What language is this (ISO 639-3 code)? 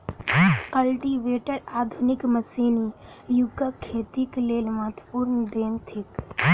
mai